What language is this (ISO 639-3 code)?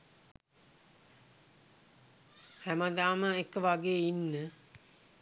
sin